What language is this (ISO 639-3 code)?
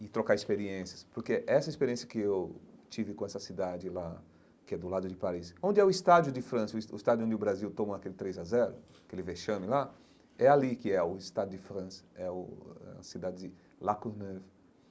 por